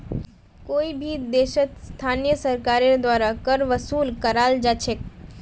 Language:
Magahi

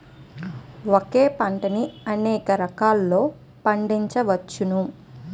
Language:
Telugu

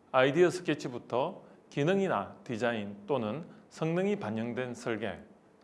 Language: Korean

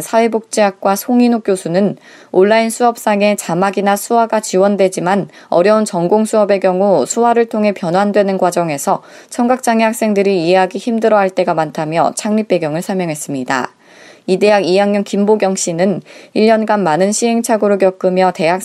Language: Korean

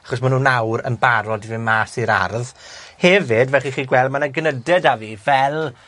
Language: Welsh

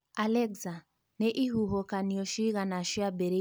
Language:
Kikuyu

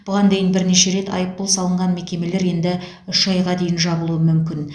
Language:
Kazakh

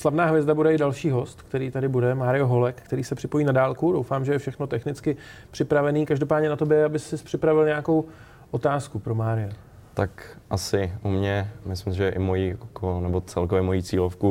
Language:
Czech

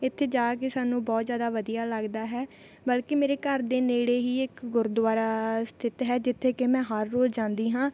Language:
Punjabi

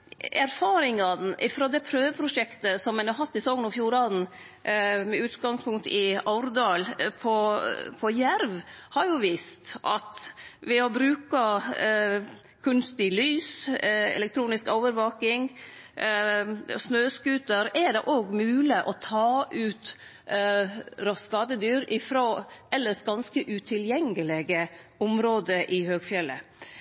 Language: Norwegian Nynorsk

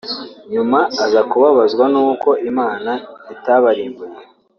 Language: Kinyarwanda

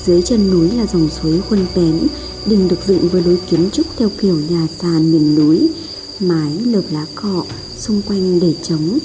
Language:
Vietnamese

